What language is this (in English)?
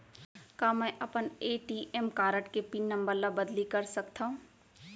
Chhattisgarhi